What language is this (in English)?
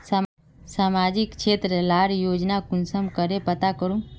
Magahi